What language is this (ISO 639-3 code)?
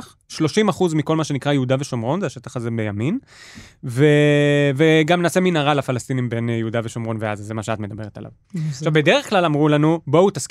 heb